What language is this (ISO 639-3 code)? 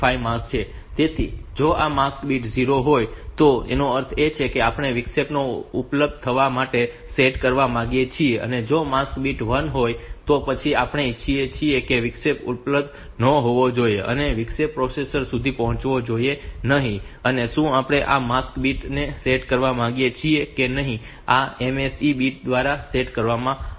guj